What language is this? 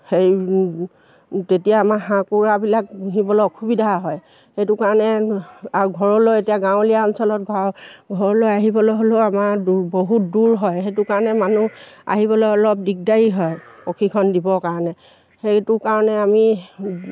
Assamese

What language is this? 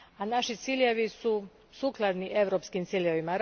Croatian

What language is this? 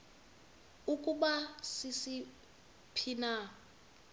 Xhosa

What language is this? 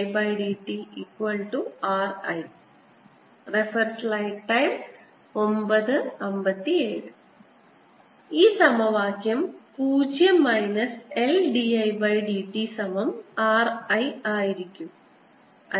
Malayalam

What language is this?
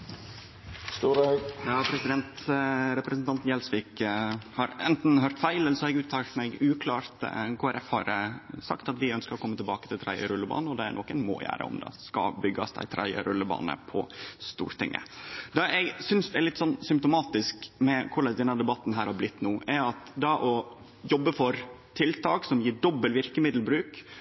Norwegian Nynorsk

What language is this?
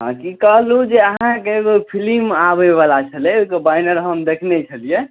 Maithili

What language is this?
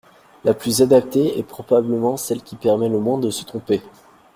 French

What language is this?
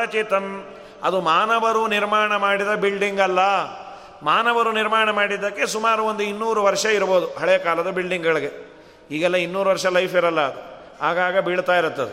Kannada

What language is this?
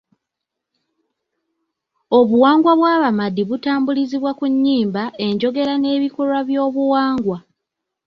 Ganda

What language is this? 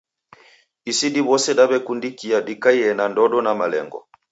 Taita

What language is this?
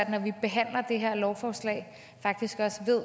Danish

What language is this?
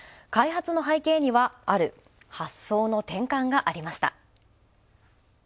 Japanese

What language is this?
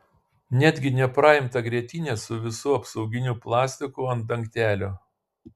Lithuanian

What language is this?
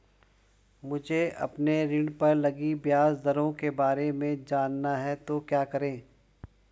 Hindi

